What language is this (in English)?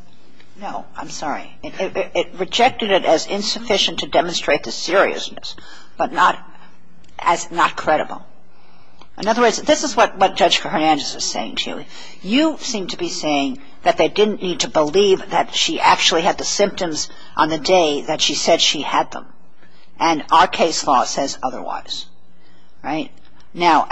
English